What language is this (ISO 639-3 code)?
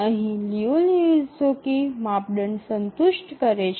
guj